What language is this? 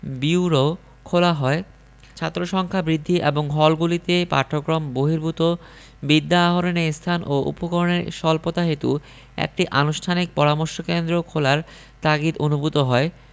Bangla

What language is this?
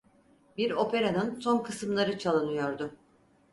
Turkish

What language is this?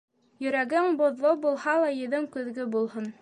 Bashkir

